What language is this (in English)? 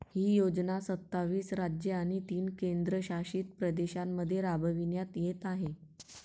Marathi